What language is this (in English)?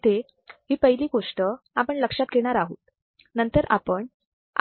Marathi